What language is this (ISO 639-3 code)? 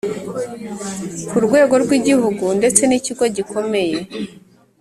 kin